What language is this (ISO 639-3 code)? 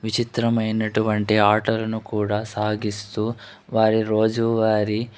tel